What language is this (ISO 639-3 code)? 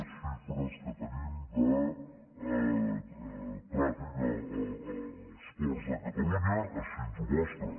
cat